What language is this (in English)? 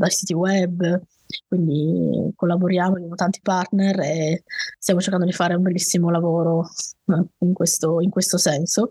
Italian